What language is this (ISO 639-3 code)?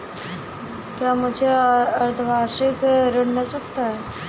hin